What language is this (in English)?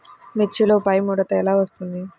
Telugu